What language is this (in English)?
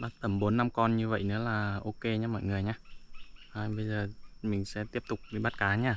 Vietnamese